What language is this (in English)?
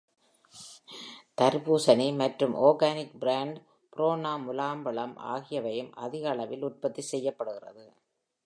Tamil